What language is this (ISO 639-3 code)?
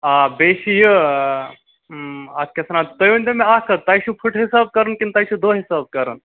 kas